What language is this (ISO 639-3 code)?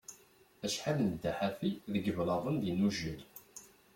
kab